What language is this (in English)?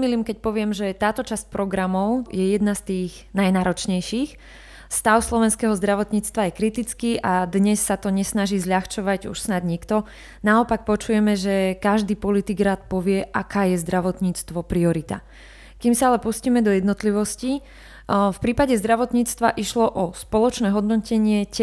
Slovak